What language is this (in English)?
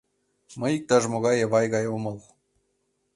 Mari